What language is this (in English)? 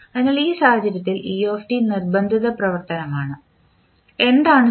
Malayalam